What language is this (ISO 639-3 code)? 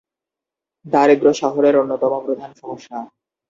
ben